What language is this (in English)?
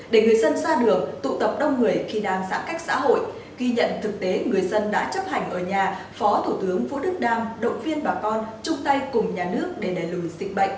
Vietnamese